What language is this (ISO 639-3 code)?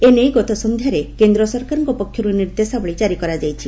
ori